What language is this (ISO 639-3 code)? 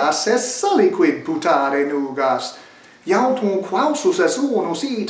lat